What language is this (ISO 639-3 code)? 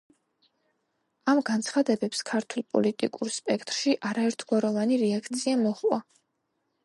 kat